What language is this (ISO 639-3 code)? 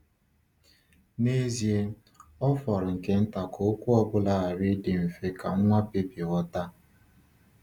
ibo